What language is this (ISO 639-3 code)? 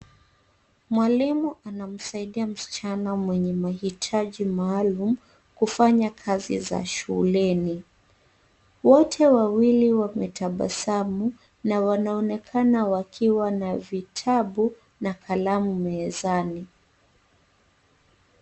swa